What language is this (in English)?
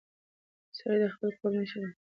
Pashto